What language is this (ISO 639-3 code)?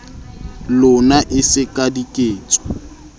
sot